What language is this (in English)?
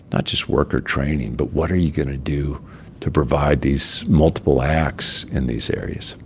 English